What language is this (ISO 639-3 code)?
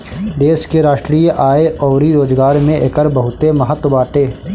bho